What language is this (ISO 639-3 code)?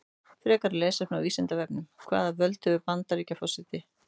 isl